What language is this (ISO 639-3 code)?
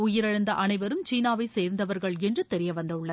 tam